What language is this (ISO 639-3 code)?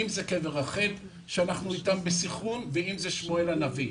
heb